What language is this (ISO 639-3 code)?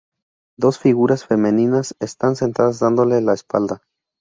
spa